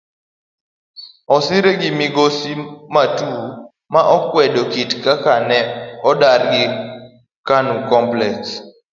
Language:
Luo (Kenya and Tanzania)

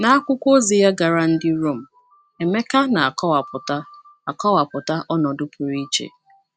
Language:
Igbo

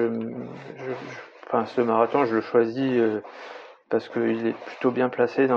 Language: French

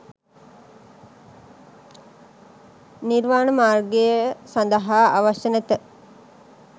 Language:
Sinhala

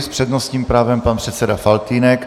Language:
Czech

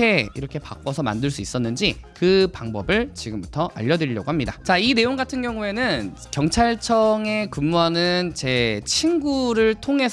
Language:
Korean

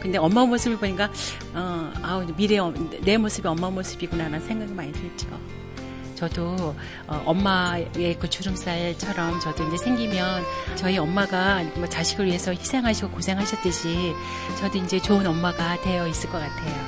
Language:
Korean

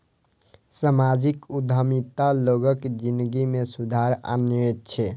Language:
Maithili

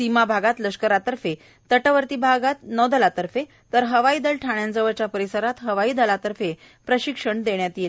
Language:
Marathi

